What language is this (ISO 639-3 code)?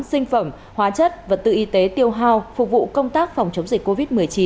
vie